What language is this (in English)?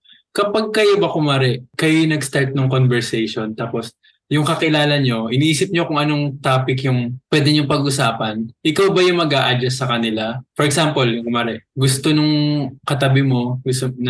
Filipino